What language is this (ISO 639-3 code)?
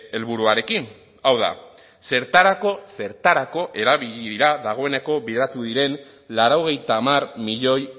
eus